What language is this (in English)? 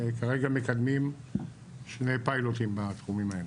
Hebrew